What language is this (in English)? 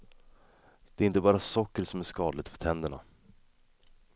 Swedish